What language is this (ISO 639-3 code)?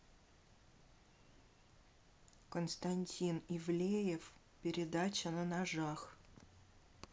rus